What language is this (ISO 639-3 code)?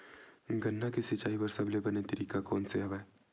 hne